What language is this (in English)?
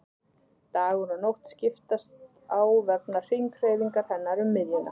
Icelandic